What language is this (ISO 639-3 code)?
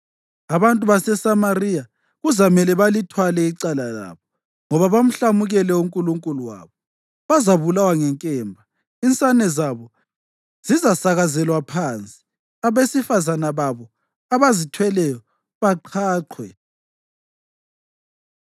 nde